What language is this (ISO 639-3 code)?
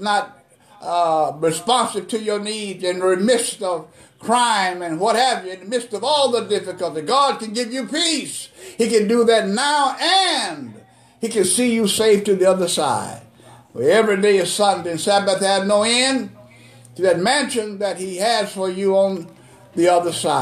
eng